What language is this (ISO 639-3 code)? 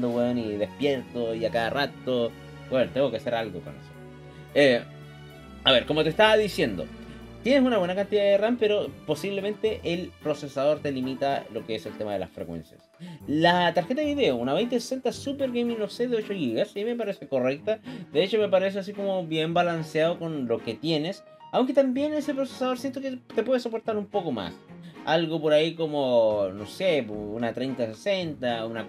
spa